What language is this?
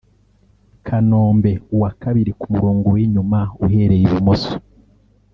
Kinyarwanda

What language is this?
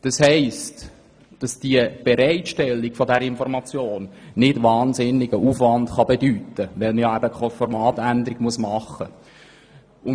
Swiss German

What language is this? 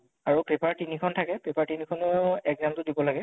Assamese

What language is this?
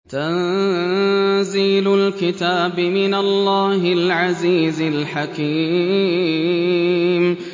Arabic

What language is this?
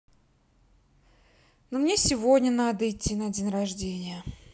Russian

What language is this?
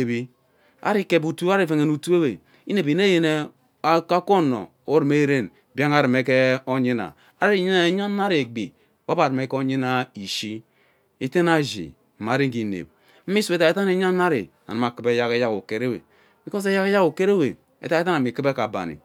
Ubaghara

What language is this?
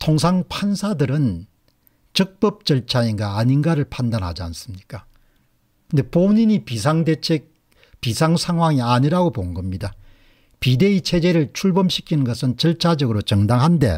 Korean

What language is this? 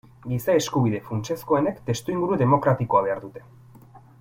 Basque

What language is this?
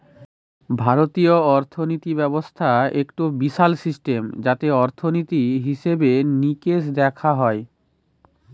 Bangla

